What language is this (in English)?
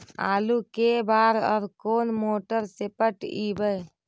Magahi